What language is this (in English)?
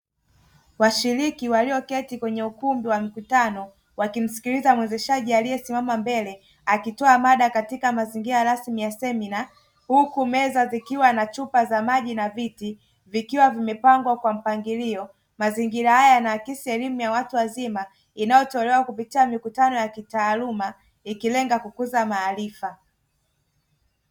Swahili